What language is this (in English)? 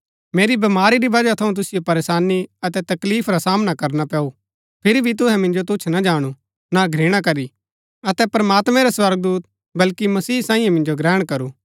Gaddi